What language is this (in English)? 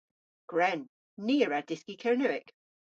Cornish